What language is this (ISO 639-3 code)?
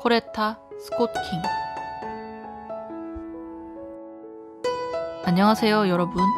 kor